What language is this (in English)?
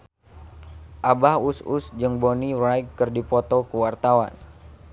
Sundanese